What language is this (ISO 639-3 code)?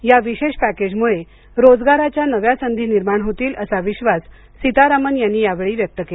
mar